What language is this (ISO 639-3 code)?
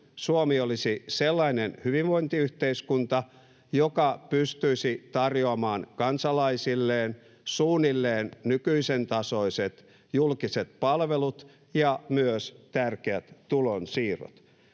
fin